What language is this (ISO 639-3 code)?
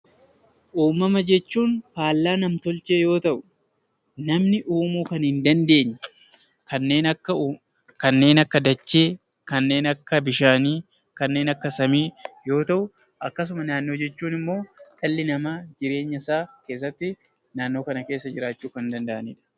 orm